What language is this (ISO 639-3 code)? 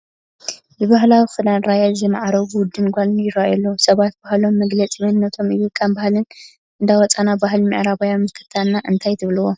tir